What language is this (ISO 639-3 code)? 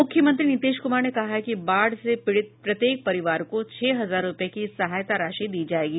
hin